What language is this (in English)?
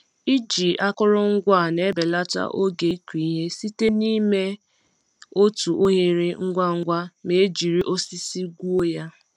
Igbo